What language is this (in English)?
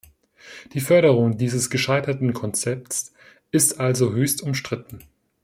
German